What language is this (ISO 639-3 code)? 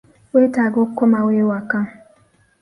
lug